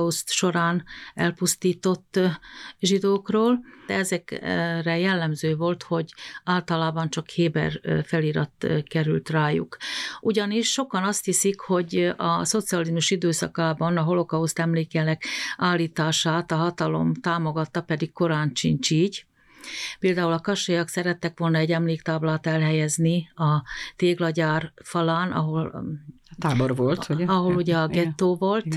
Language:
Hungarian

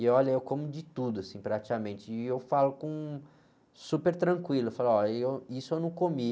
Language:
Portuguese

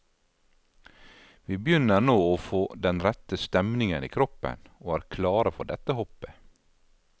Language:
Norwegian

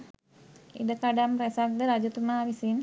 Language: Sinhala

